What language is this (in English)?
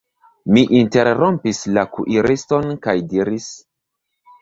Esperanto